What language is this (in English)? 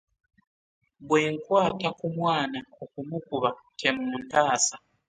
Ganda